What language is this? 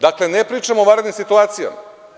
Serbian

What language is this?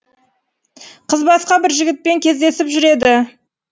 Kazakh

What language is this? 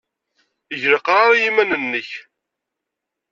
Kabyle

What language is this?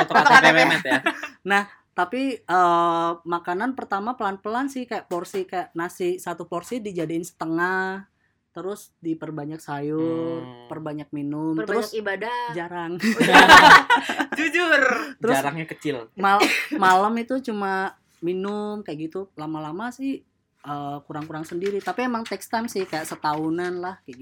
Indonesian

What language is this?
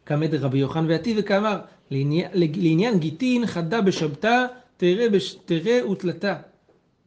Hebrew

